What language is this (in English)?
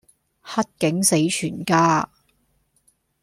Cantonese